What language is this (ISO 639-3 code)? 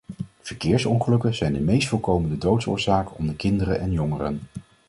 nld